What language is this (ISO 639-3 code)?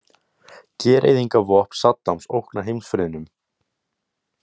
isl